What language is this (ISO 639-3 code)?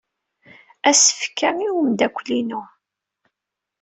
kab